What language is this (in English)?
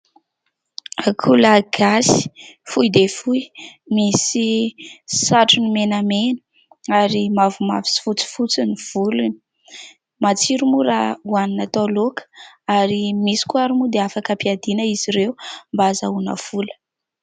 Malagasy